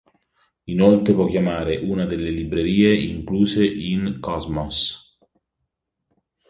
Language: Italian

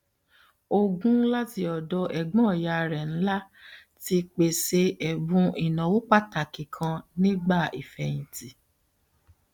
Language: Yoruba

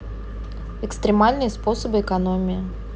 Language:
Russian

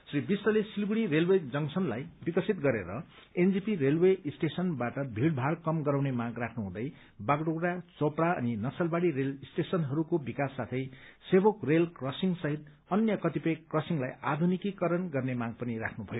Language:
Nepali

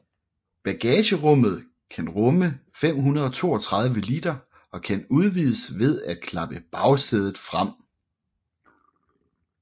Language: Danish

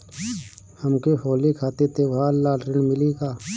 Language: Bhojpuri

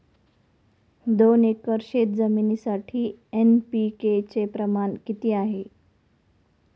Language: Marathi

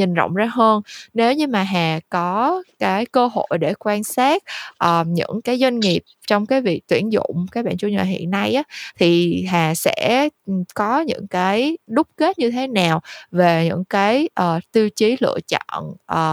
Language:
Vietnamese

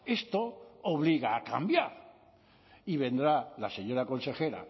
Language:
Spanish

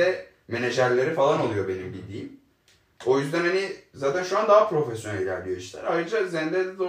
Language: Turkish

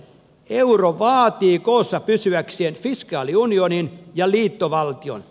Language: Finnish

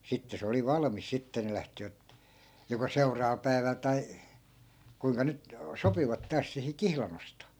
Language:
Finnish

